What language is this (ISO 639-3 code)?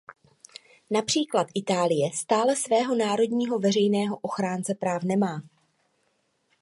ces